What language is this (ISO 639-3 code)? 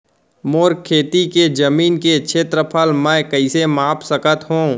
hne